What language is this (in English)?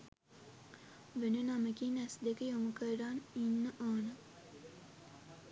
Sinhala